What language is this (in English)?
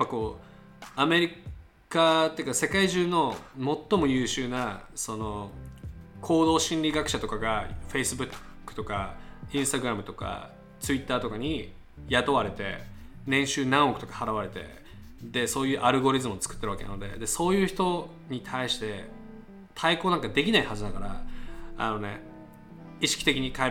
Japanese